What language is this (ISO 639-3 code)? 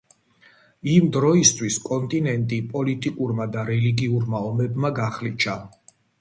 kat